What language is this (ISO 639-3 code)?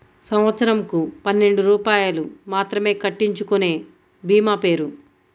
tel